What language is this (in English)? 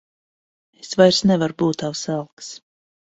Latvian